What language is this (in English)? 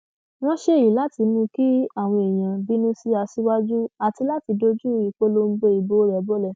Yoruba